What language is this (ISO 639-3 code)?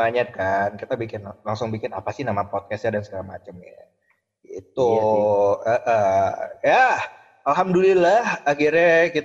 ind